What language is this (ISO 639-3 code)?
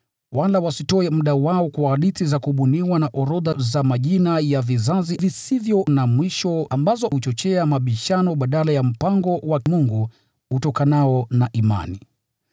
swa